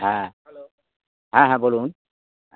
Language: Bangla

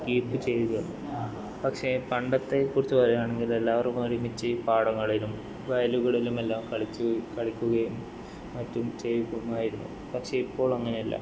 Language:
Malayalam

